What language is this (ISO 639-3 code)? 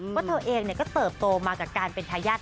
tha